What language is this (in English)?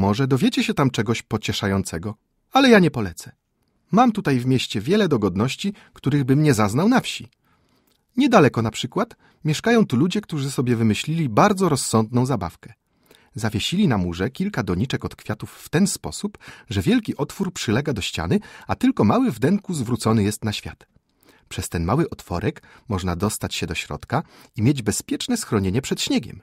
Polish